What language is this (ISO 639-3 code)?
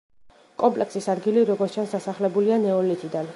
kat